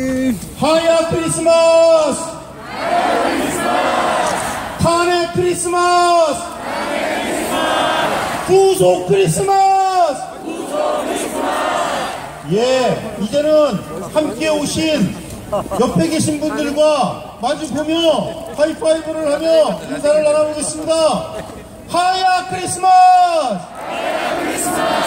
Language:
Korean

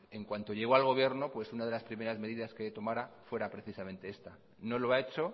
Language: Spanish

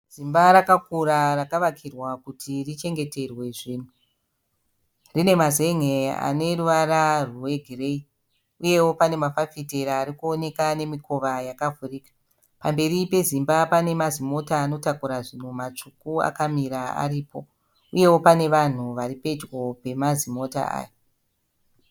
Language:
Shona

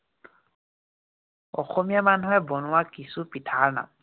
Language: Assamese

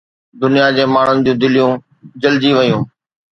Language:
Sindhi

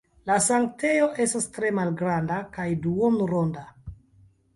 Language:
Esperanto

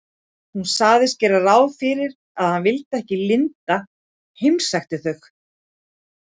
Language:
Icelandic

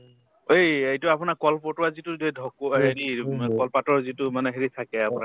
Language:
Assamese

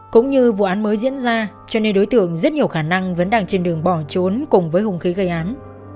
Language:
Vietnamese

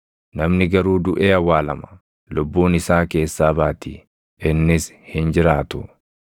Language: Oromo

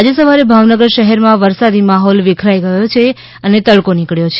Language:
Gujarati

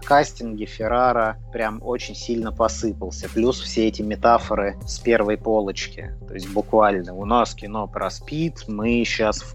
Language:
Russian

